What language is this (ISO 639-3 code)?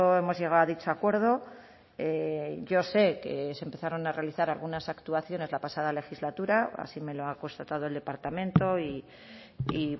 spa